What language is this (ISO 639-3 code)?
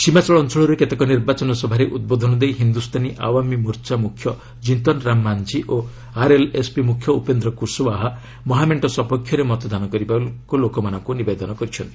ori